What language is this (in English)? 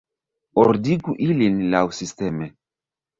Esperanto